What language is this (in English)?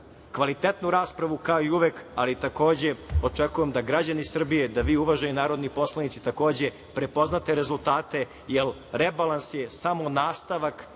Serbian